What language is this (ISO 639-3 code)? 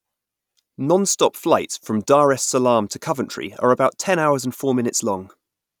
eng